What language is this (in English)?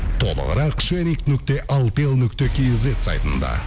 Kazakh